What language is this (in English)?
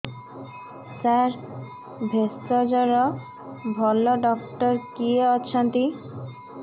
Odia